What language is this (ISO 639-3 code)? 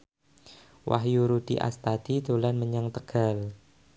jav